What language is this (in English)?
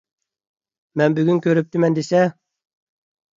Uyghur